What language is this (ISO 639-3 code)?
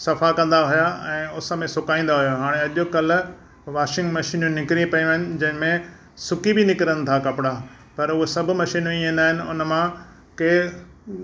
snd